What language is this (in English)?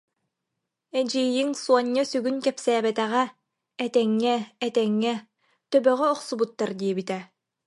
Yakut